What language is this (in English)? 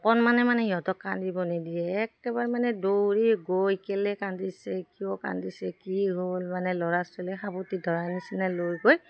Assamese